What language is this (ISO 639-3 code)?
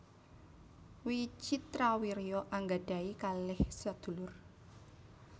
jav